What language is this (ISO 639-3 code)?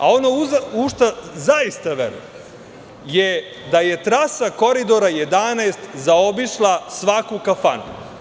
srp